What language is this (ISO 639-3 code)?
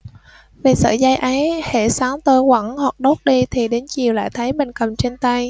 vie